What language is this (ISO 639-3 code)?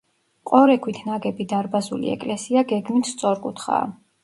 kat